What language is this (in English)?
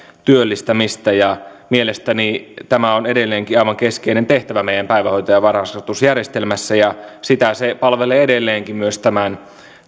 Finnish